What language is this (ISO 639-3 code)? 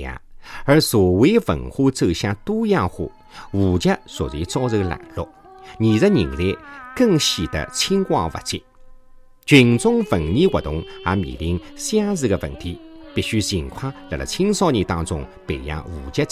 zho